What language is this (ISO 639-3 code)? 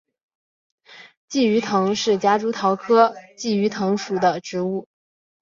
zho